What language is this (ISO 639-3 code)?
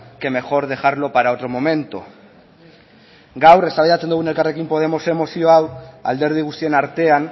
eus